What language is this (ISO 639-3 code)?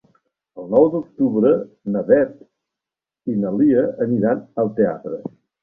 cat